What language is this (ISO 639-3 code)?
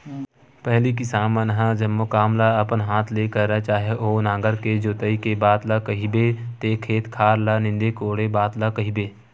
hne